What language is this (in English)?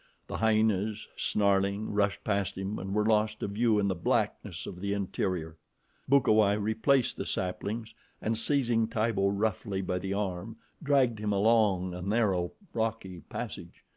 English